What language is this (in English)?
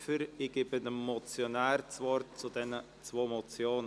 Swiss German